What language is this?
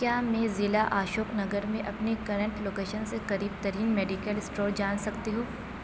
Urdu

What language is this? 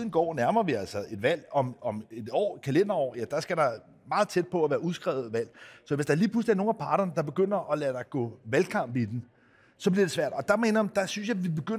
Danish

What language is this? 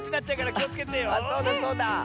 Japanese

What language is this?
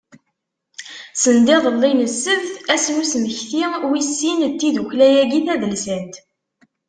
Kabyle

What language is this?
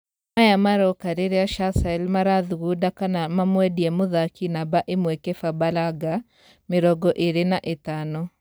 Kikuyu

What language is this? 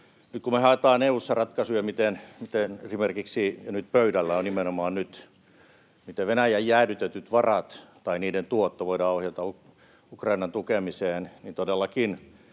Finnish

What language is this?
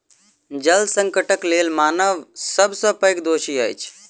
Maithili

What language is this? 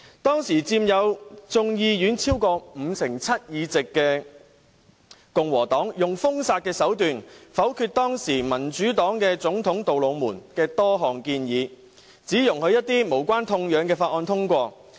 Cantonese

